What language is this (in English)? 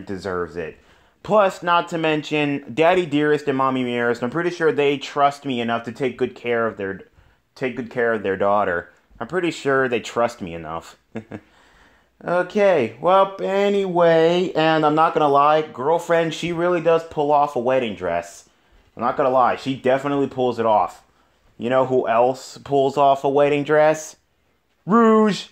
English